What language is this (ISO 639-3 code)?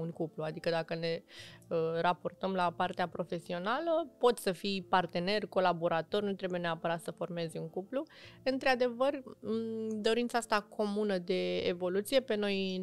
ron